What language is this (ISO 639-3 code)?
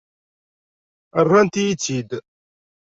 kab